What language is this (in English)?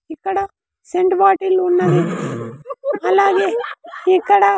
Telugu